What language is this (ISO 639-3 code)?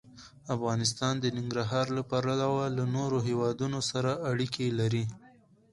pus